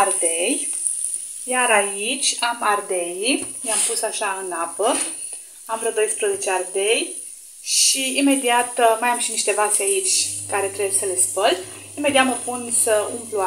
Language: Romanian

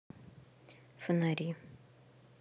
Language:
Russian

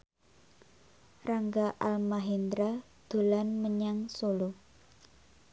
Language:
Javanese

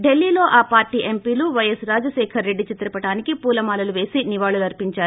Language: Telugu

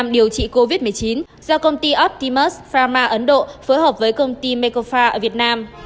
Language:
Vietnamese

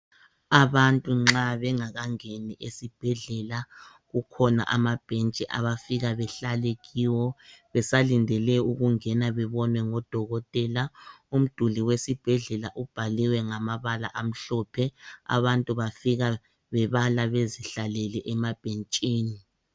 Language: North Ndebele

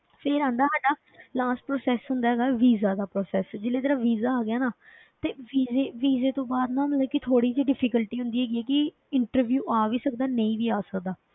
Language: Punjabi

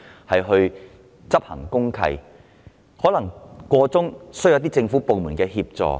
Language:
Cantonese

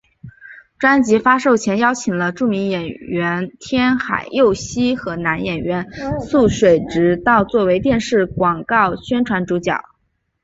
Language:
Chinese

